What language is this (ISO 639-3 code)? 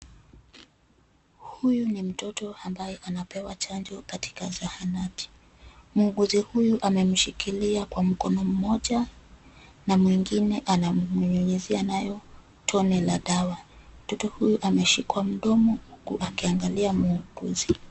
swa